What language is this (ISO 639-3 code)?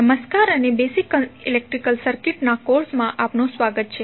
guj